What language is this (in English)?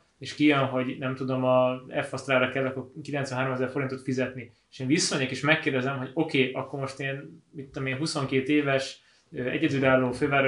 Hungarian